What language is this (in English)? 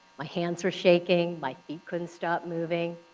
English